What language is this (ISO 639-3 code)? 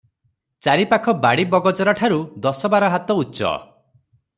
ori